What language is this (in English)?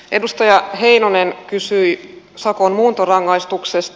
Finnish